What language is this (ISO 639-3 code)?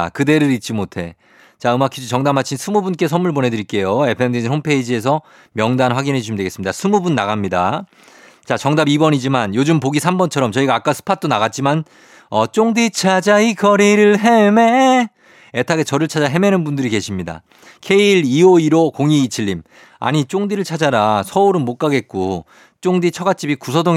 kor